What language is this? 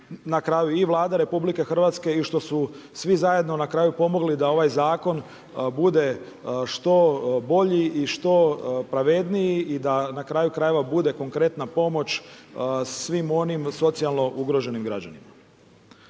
Croatian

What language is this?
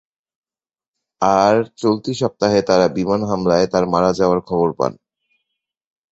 Bangla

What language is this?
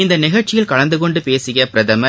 Tamil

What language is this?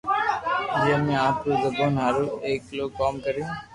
Loarki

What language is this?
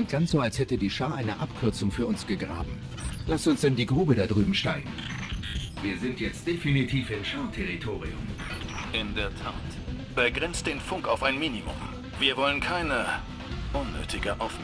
German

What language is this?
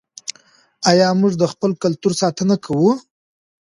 Pashto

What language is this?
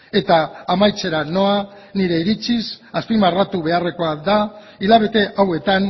Basque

